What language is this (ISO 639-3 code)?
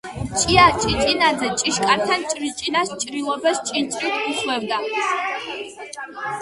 kat